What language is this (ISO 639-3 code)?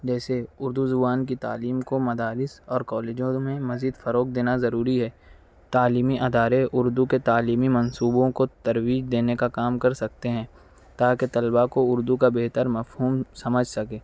urd